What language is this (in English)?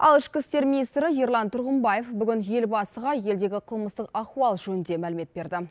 Kazakh